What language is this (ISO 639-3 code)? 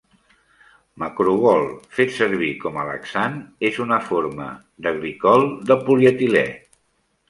cat